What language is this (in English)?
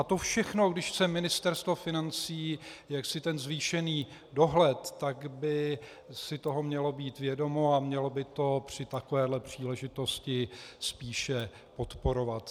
Czech